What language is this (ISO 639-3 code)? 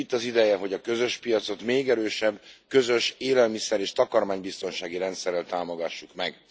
hun